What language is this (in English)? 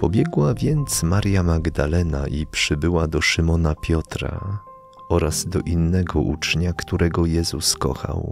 Polish